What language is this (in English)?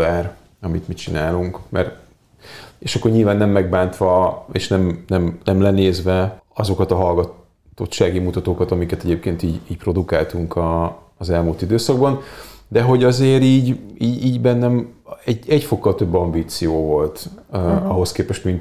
Hungarian